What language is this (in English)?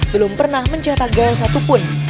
Indonesian